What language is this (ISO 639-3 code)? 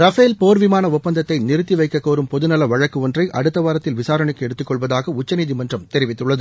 tam